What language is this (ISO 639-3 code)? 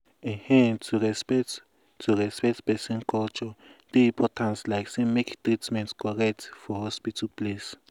pcm